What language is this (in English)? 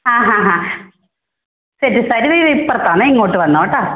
Malayalam